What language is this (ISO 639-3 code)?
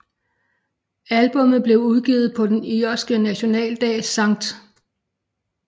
dan